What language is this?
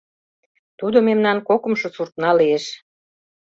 Mari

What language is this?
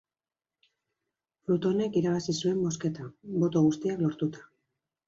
Basque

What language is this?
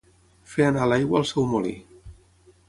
Catalan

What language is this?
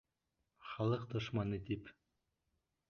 Bashkir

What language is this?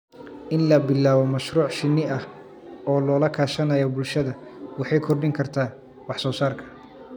Somali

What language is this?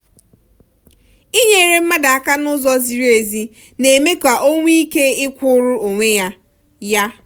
Igbo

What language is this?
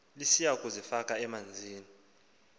Xhosa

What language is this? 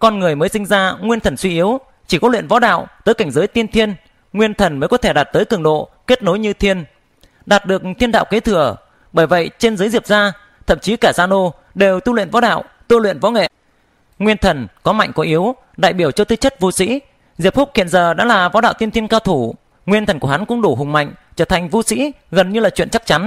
Vietnamese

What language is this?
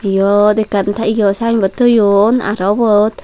Chakma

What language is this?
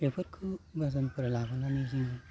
Bodo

